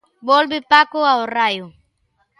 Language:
Galician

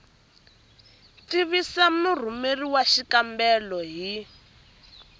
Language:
Tsonga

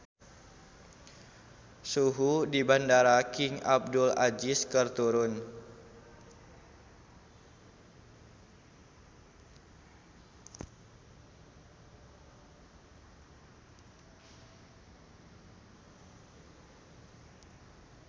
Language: Sundanese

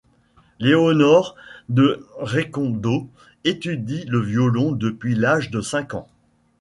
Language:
French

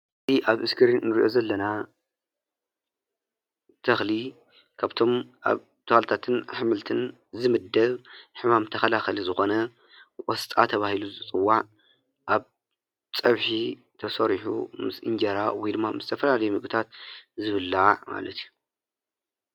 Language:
Tigrinya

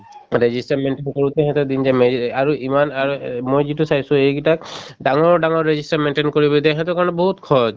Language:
Assamese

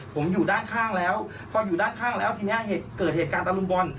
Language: Thai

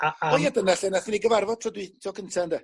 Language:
Welsh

